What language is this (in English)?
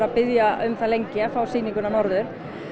Icelandic